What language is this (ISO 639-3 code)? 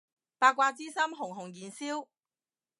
yue